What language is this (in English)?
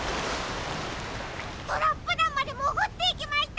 Japanese